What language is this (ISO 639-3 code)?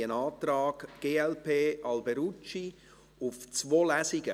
gsw